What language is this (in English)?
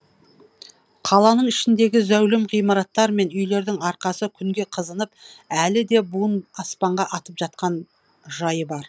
Kazakh